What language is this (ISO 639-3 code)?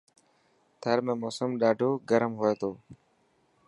mki